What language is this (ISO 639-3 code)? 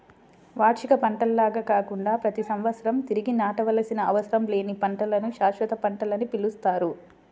tel